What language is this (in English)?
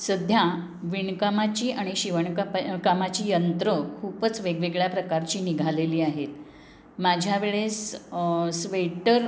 Marathi